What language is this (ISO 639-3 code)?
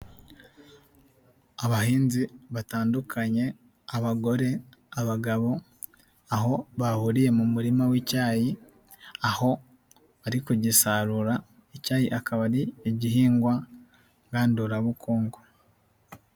kin